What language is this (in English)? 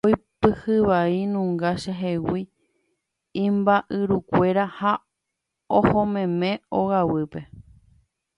Guarani